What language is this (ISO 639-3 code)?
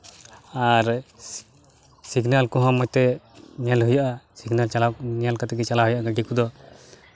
sat